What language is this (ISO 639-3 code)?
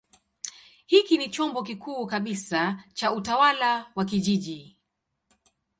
swa